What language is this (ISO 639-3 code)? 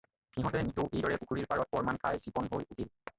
asm